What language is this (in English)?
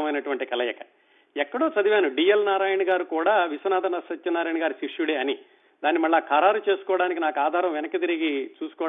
Telugu